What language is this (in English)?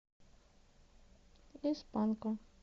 Russian